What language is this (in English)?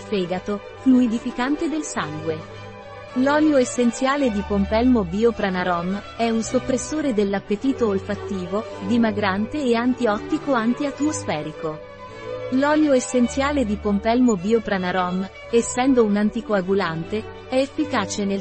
Italian